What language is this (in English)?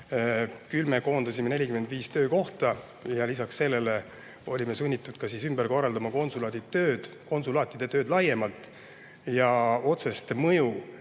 Estonian